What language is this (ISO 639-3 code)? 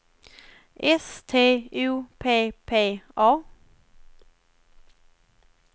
swe